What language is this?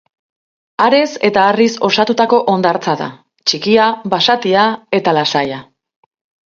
Basque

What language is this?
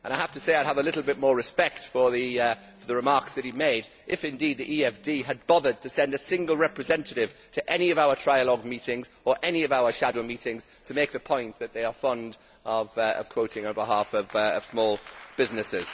English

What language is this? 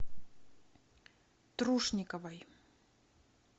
Russian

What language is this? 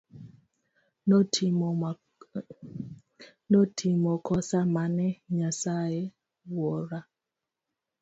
Luo (Kenya and Tanzania)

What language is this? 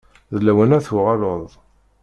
Kabyle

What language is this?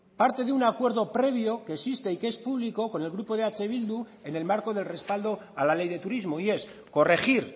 Spanish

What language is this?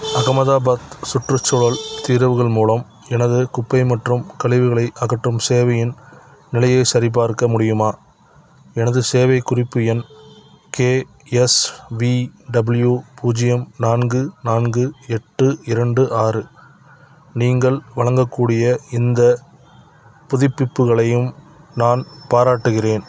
Tamil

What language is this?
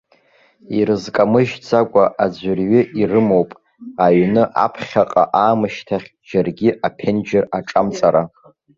Abkhazian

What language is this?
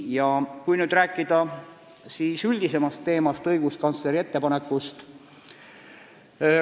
Estonian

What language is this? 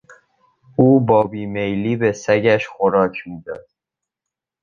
Persian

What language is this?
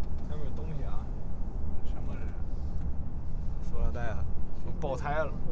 Chinese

